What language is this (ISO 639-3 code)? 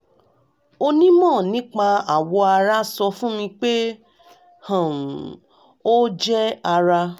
yor